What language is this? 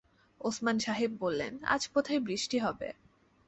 Bangla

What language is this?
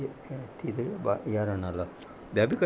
Sindhi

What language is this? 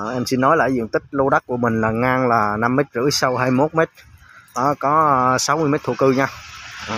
Vietnamese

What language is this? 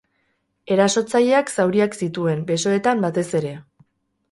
Basque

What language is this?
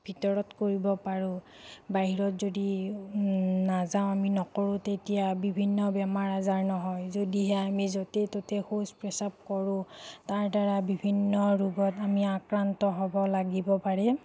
Assamese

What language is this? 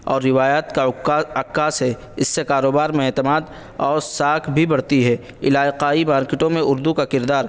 Urdu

